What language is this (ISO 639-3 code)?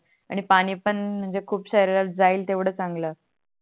mar